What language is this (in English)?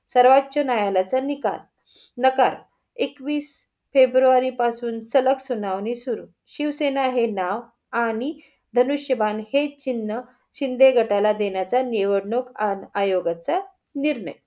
Marathi